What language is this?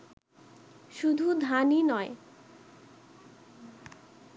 Bangla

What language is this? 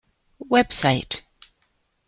English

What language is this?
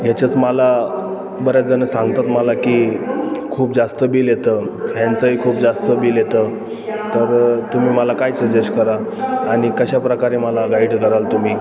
Marathi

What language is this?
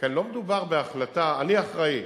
Hebrew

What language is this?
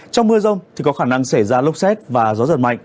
Vietnamese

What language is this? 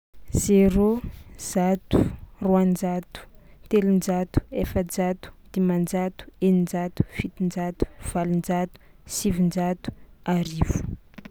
Tsimihety Malagasy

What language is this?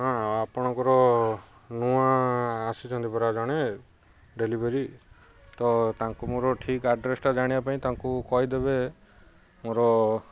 Odia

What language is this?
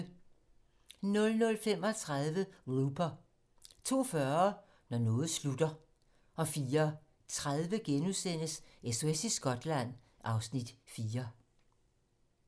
Danish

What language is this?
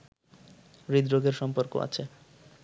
Bangla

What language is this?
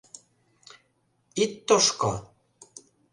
Mari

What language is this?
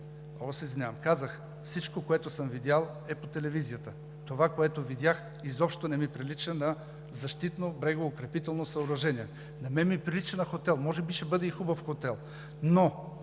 Bulgarian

